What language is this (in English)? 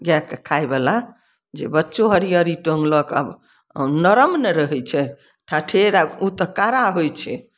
Maithili